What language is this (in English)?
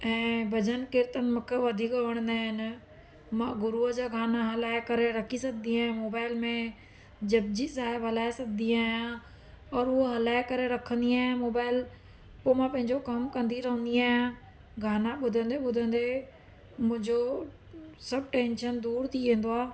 Sindhi